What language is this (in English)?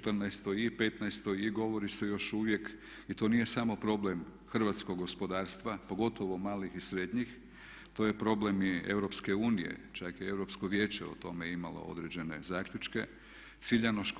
Croatian